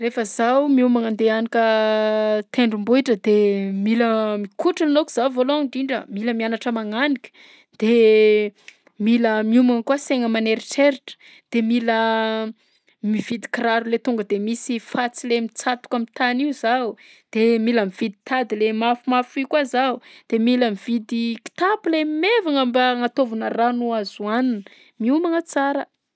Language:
Southern Betsimisaraka Malagasy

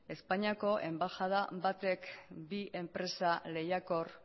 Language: Basque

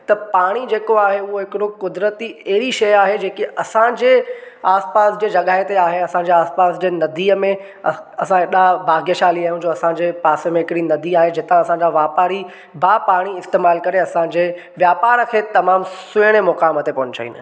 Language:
Sindhi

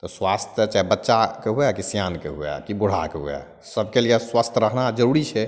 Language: Maithili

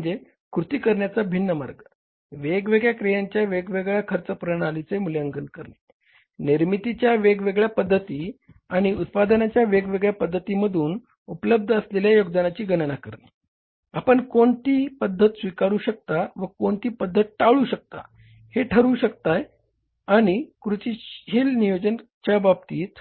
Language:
Marathi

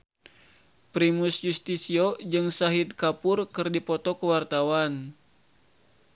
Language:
Sundanese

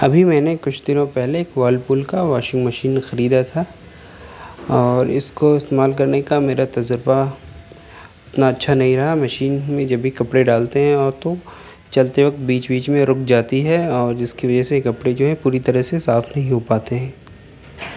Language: Urdu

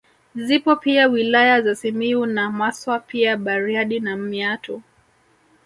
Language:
Swahili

